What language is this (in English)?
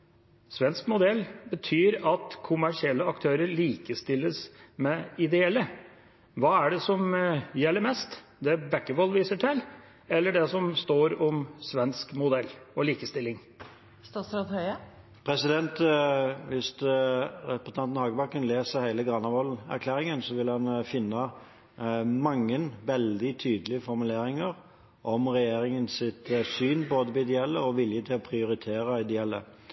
Norwegian Bokmål